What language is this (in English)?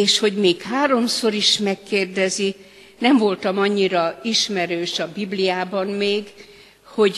Hungarian